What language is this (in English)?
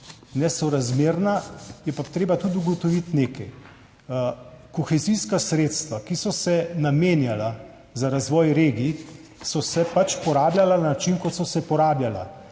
Slovenian